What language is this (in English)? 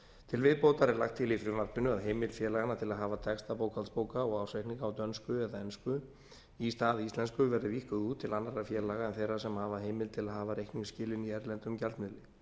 Icelandic